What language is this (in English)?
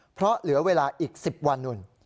Thai